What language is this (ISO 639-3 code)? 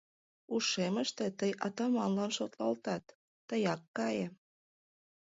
chm